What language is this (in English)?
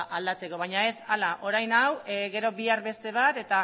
Basque